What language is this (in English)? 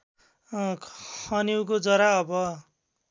Nepali